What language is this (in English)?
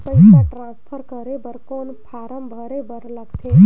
Chhattisgarhi